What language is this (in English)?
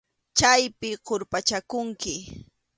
Arequipa-La Unión Quechua